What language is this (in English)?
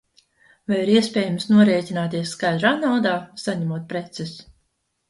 Latvian